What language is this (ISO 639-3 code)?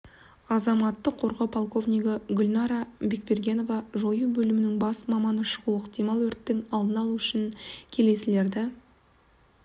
kaz